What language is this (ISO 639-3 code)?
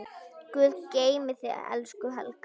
isl